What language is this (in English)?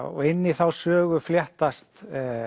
Icelandic